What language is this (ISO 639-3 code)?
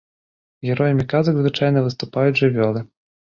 bel